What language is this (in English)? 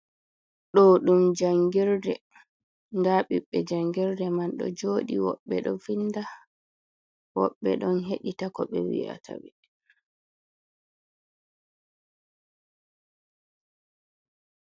Fula